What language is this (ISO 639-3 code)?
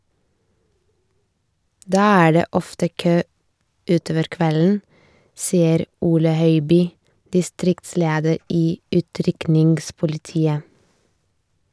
nor